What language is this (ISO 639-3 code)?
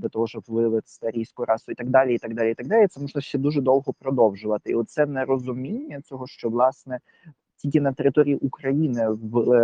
ukr